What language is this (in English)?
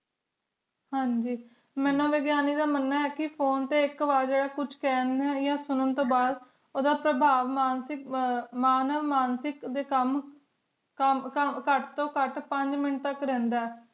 Punjabi